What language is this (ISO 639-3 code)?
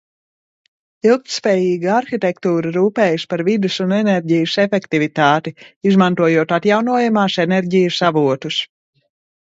lav